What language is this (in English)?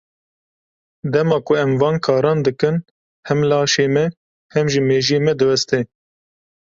Kurdish